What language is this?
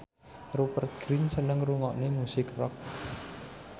Javanese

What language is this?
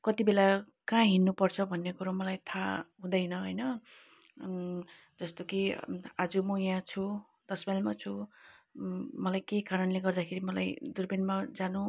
Nepali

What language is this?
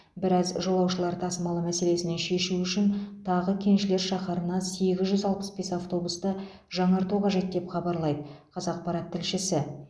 Kazakh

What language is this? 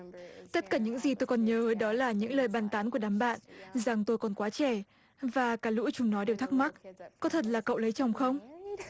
Vietnamese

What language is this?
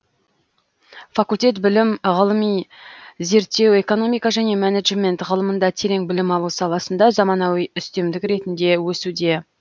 Kazakh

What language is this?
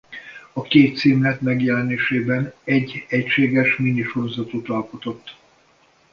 Hungarian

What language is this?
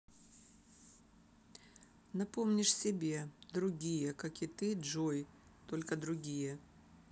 Russian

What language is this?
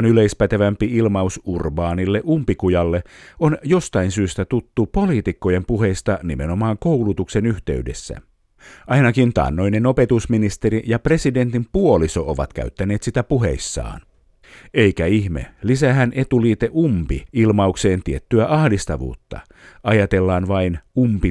Finnish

